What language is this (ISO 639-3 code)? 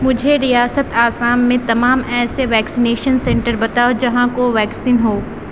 urd